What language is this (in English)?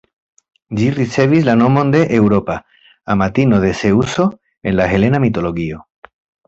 Esperanto